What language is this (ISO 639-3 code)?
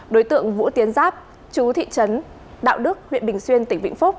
vie